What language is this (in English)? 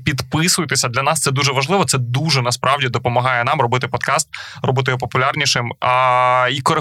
Ukrainian